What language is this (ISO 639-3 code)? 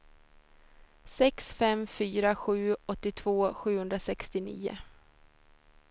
swe